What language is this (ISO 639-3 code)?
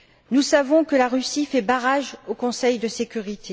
fra